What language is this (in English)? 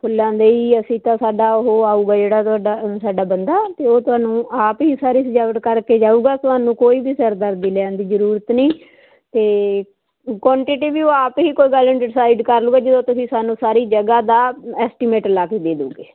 Punjabi